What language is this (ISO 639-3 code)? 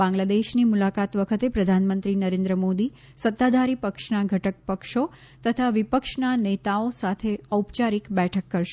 guj